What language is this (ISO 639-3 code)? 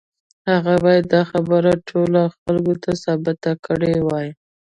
pus